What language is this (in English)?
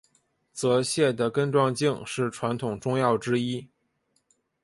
Chinese